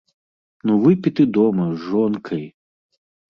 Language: Belarusian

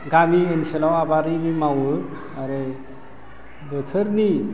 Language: Bodo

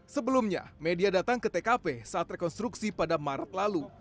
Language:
Indonesian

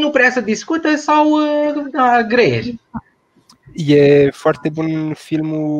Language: Romanian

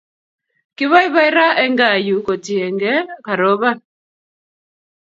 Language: Kalenjin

